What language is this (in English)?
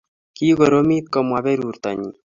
Kalenjin